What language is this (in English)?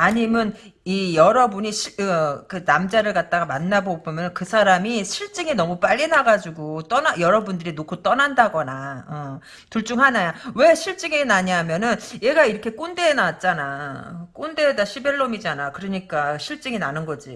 Korean